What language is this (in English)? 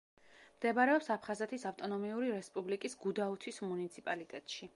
Georgian